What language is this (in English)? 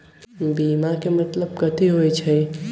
Magahi